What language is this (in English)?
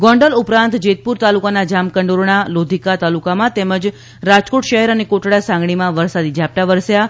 Gujarati